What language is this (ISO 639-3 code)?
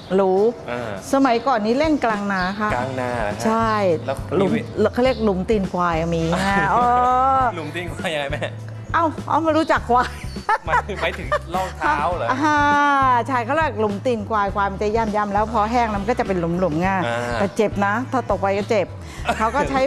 tha